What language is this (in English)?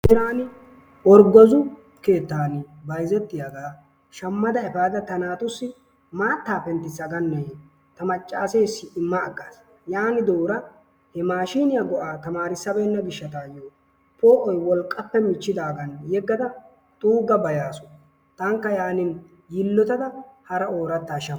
Wolaytta